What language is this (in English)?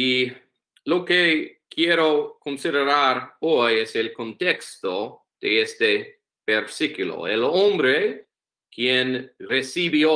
Spanish